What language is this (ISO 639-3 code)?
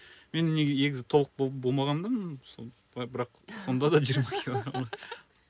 kaz